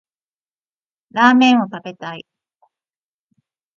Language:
Japanese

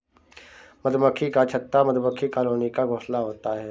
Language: Hindi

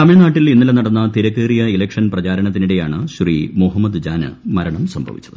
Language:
Malayalam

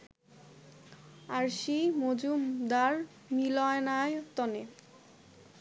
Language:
Bangla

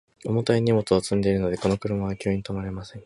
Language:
Japanese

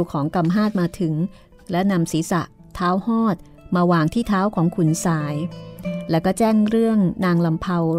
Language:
Thai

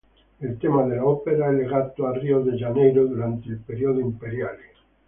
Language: Italian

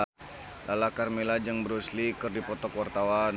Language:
Sundanese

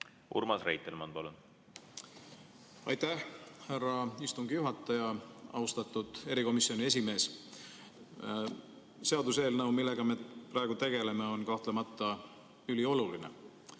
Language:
Estonian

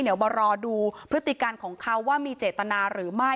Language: Thai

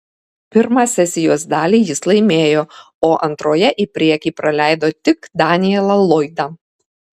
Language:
Lithuanian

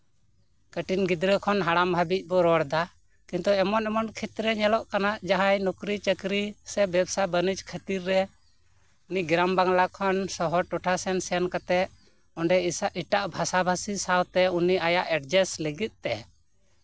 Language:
Santali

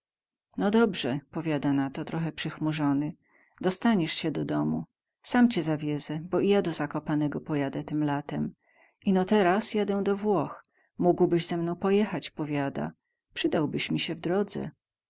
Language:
Polish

